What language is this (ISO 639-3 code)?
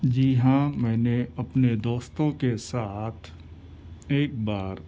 urd